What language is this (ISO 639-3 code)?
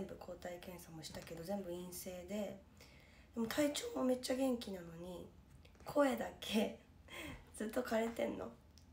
jpn